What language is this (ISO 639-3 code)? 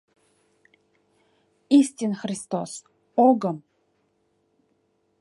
chm